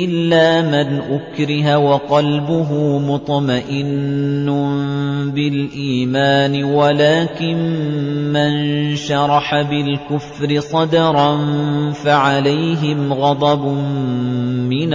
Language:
Arabic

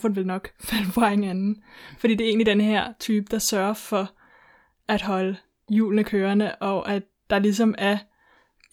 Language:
Danish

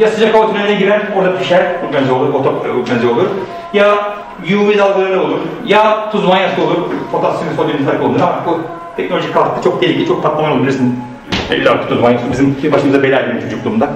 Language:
Turkish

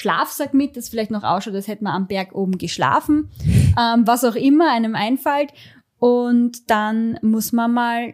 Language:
German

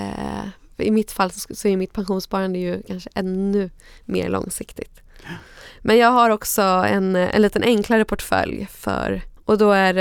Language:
Swedish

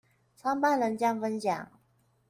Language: Chinese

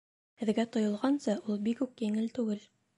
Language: Bashkir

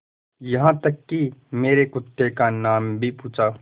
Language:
Hindi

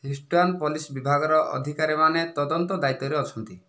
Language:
Odia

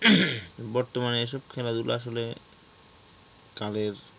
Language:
Bangla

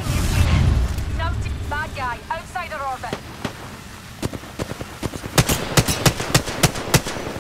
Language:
English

